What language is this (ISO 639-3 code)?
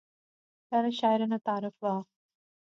phr